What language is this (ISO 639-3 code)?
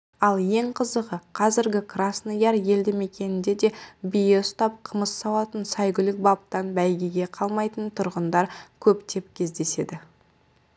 kaz